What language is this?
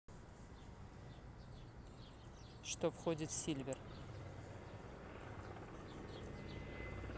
Russian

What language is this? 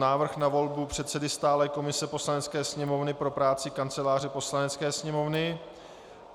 Czech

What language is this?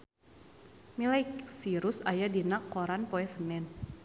Sundanese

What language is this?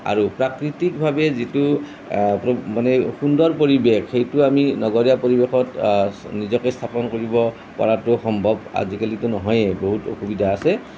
Assamese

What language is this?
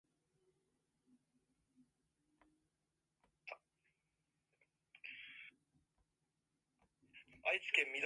Japanese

